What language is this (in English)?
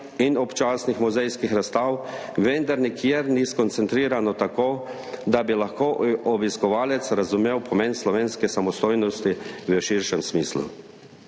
Slovenian